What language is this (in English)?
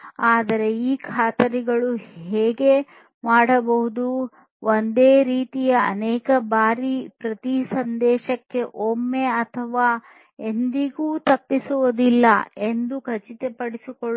Kannada